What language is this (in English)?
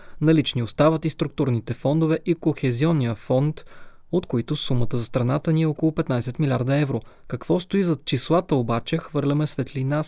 Bulgarian